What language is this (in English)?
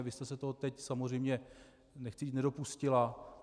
Czech